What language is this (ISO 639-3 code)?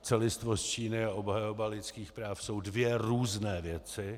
ces